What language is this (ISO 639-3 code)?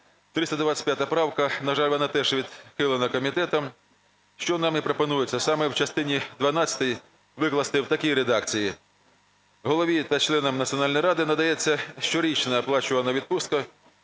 ukr